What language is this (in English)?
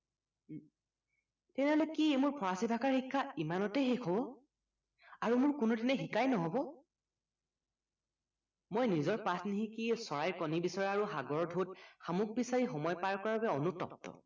Assamese